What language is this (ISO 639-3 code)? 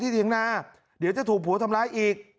tha